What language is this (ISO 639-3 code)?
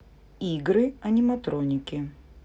rus